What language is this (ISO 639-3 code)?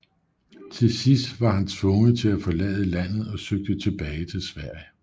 dan